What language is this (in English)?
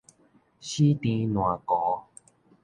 Min Nan Chinese